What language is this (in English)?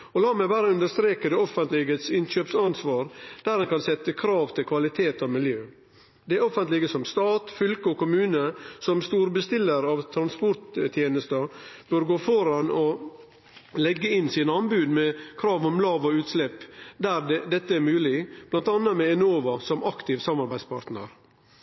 Norwegian Nynorsk